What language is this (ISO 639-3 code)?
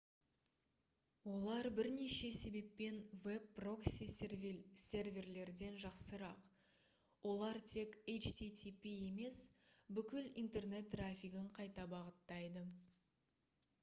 kaz